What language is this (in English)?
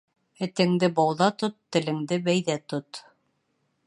Bashkir